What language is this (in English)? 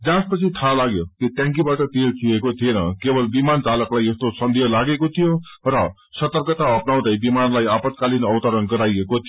Nepali